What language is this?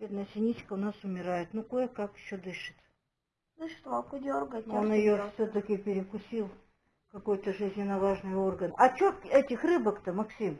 Russian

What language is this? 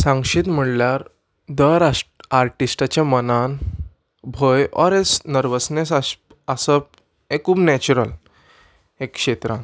Konkani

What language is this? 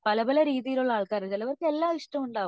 Malayalam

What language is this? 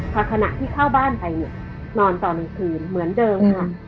Thai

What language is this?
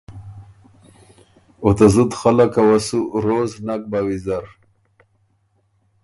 Ormuri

